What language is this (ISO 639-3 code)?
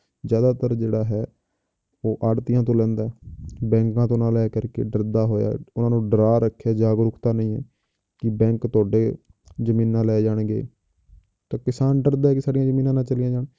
pan